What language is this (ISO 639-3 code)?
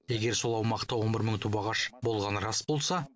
kaz